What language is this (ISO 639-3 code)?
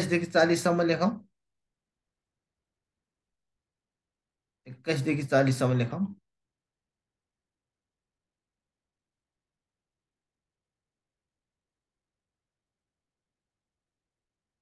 kor